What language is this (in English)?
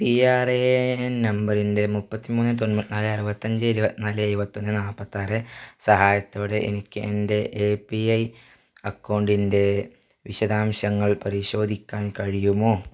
Malayalam